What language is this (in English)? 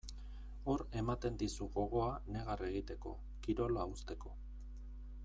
Basque